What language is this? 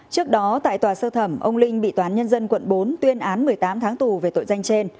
Vietnamese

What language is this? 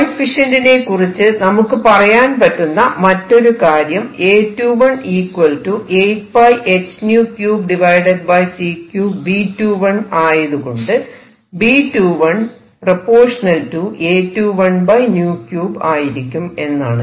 Malayalam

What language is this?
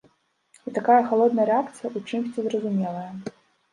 Belarusian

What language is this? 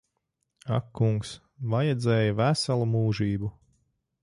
Latvian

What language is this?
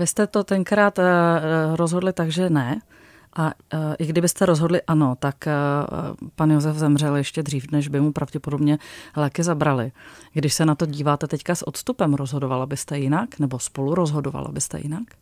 Czech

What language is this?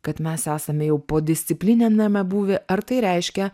Lithuanian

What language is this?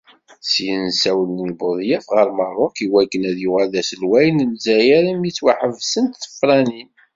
Kabyle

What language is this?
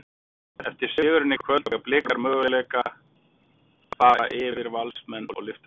Icelandic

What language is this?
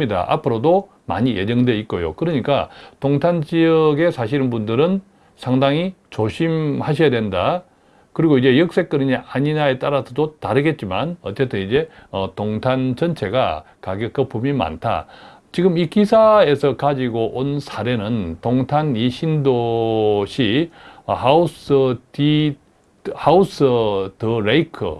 Korean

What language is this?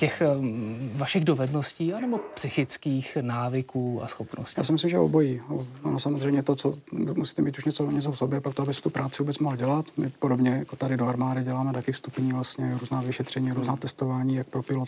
Czech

